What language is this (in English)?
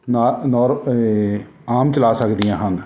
Punjabi